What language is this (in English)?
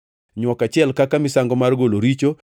Luo (Kenya and Tanzania)